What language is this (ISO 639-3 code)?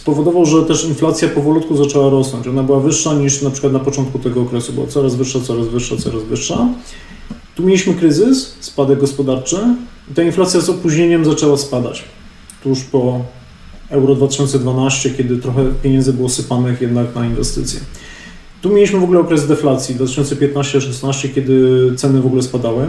pol